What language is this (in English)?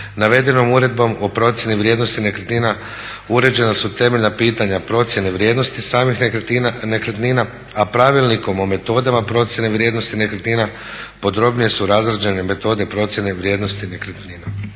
Croatian